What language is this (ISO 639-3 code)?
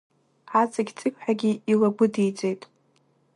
abk